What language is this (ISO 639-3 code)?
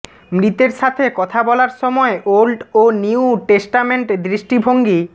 ben